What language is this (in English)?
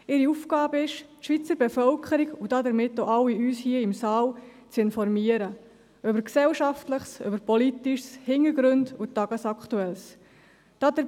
Swiss German